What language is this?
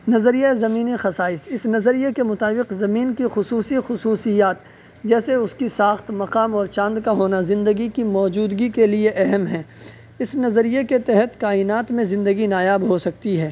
Urdu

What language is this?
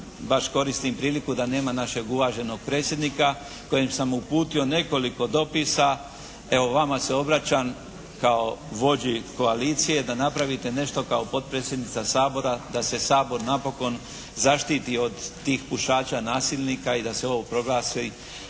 Croatian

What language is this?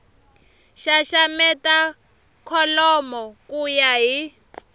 Tsonga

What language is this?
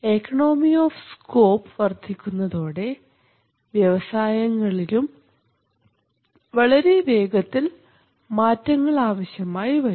Malayalam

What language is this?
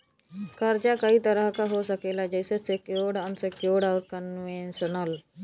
Bhojpuri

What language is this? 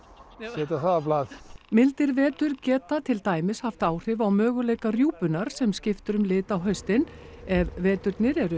Icelandic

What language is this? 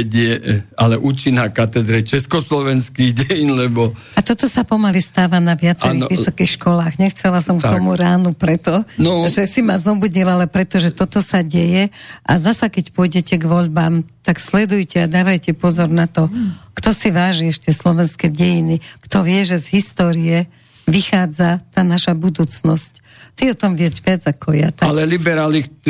Slovak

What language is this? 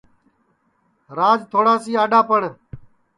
Sansi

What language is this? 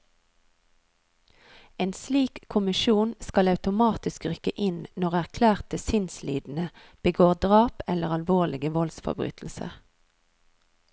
Norwegian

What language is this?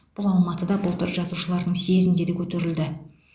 Kazakh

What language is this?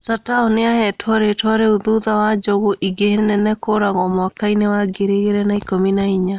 Kikuyu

